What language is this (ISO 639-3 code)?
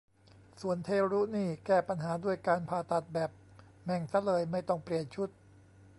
tha